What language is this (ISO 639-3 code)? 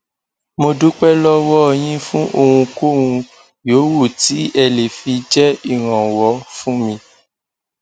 yor